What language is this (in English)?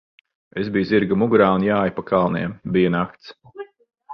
Latvian